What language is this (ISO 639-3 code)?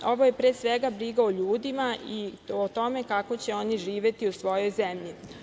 srp